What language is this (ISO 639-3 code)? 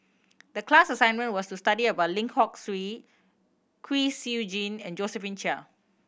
eng